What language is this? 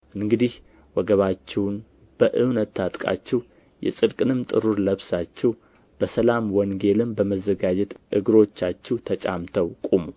Amharic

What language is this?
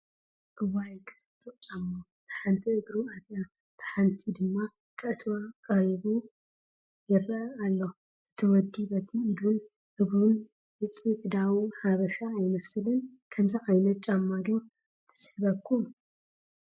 Tigrinya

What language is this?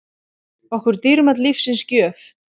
Icelandic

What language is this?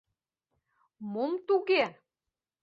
Mari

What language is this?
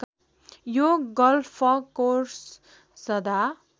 Nepali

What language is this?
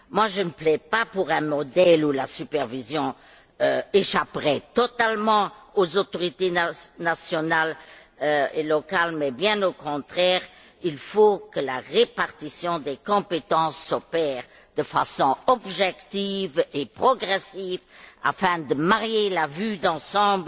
French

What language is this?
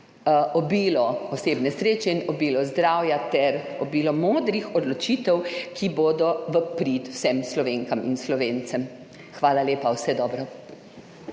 Slovenian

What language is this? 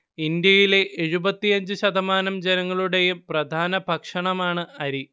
Malayalam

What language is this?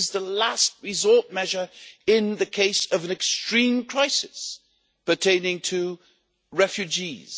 English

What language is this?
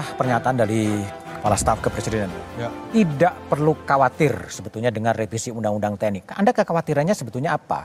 Indonesian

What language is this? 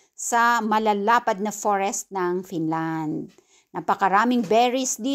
Filipino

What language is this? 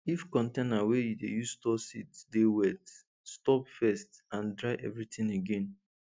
Nigerian Pidgin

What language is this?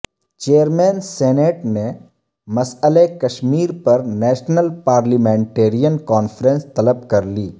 Urdu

